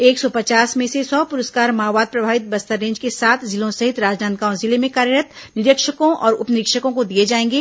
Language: Hindi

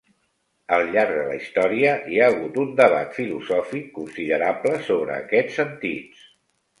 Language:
Catalan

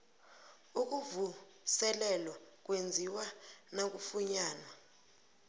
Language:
South Ndebele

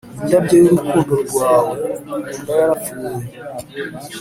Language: Kinyarwanda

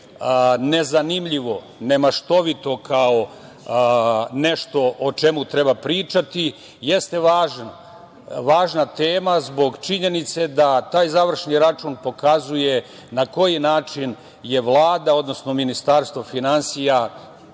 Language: Serbian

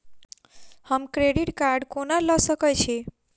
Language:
Maithili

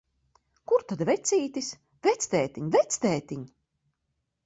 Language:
Latvian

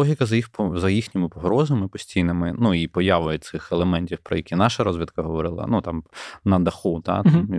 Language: Ukrainian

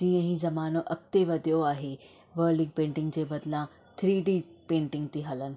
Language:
Sindhi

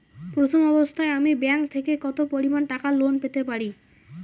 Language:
Bangla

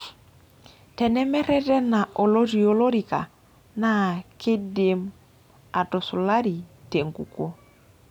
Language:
Masai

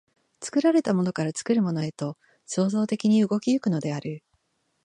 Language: Japanese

